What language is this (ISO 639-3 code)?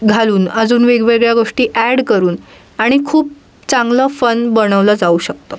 mar